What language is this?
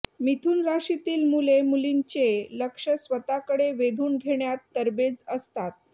Marathi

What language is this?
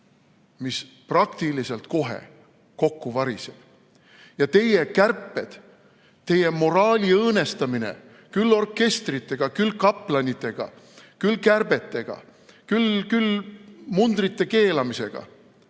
Estonian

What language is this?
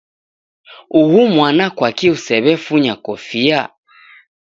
Taita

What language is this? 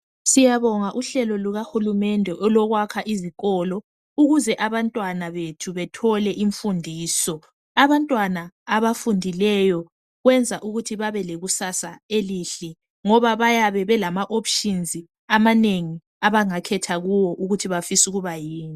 North Ndebele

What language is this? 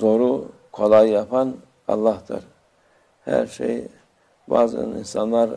Turkish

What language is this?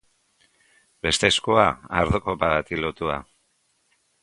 Basque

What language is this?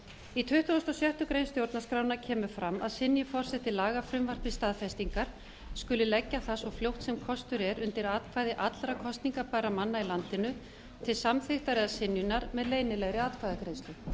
Icelandic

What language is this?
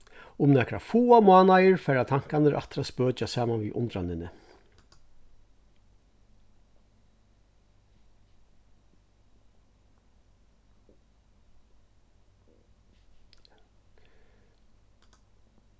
Faroese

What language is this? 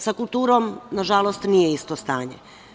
Serbian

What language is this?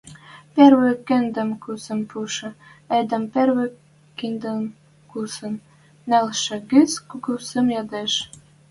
Western Mari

